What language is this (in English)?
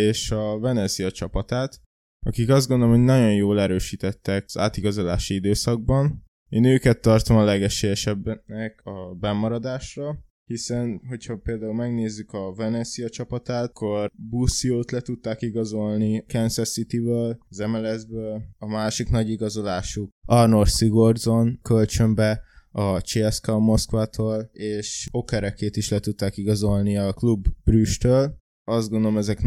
Hungarian